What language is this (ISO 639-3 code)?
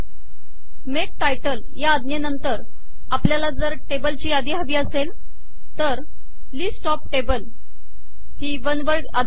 mar